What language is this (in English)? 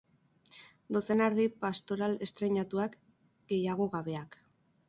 Basque